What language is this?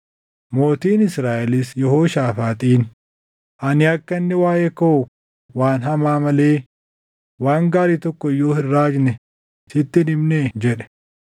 Oromo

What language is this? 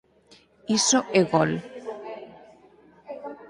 Galician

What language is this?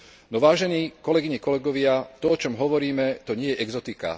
Slovak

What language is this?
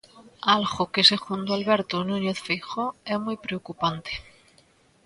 Galician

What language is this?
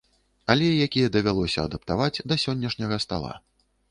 Belarusian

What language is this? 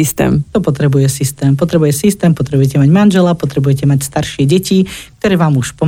Slovak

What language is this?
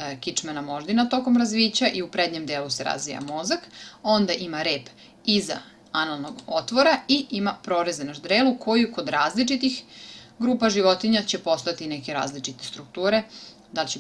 Serbian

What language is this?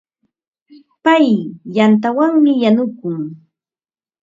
Ambo-Pasco Quechua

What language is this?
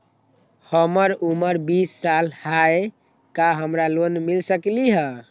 Magahi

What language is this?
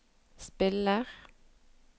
Norwegian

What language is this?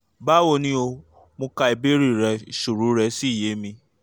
Yoruba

